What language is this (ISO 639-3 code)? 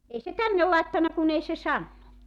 fin